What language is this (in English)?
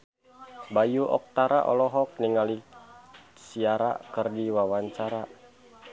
Sundanese